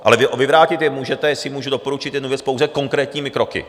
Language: Czech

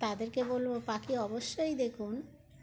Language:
Bangla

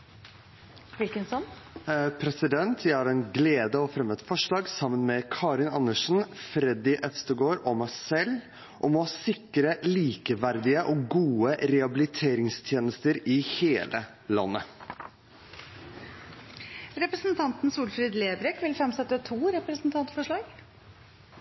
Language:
Norwegian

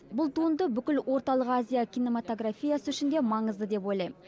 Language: Kazakh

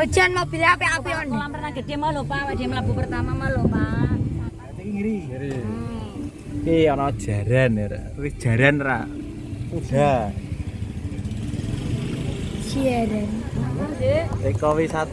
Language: Indonesian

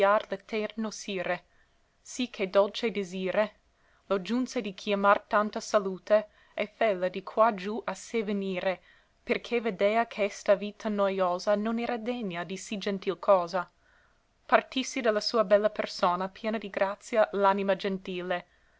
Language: Italian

